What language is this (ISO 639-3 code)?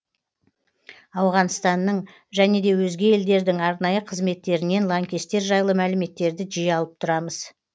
kaz